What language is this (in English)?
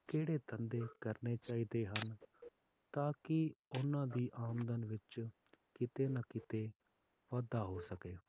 Punjabi